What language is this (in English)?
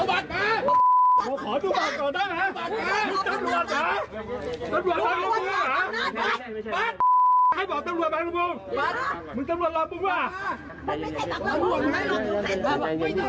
Thai